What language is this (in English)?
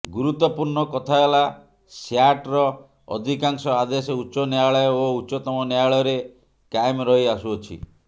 Odia